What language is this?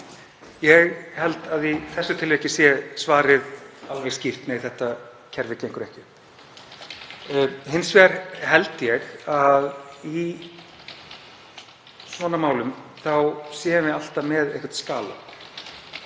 Icelandic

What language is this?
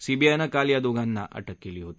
Marathi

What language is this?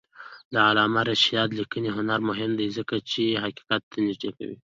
Pashto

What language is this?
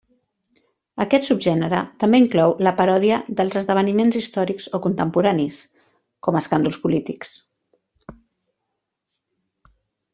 Catalan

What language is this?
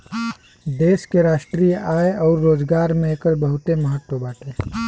Bhojpuri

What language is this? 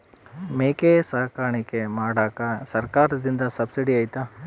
Kannada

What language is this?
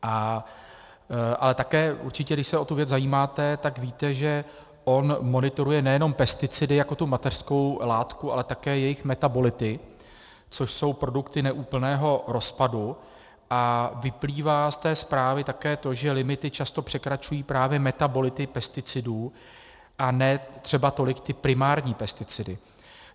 Czech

